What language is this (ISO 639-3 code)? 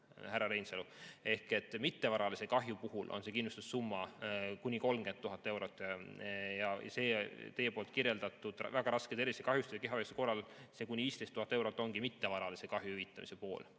est